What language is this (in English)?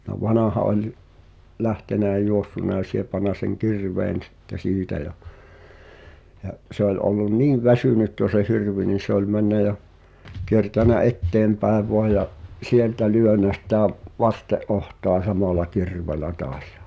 Finnish